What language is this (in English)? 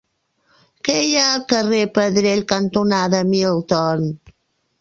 Catalan